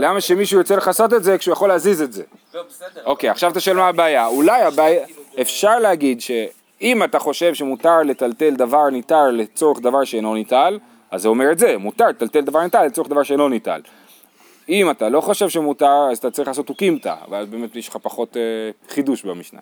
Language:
Hebrew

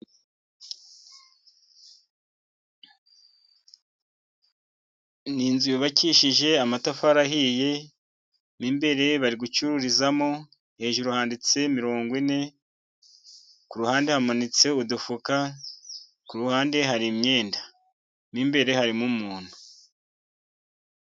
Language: Kinyarwanda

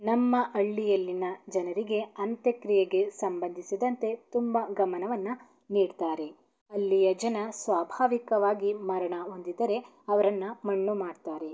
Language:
Kannada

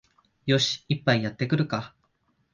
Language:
Japanese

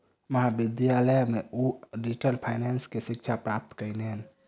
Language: Maithili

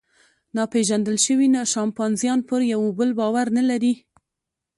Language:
Pashto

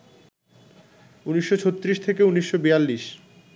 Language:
Bangla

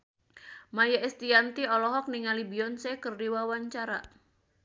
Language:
Sundanese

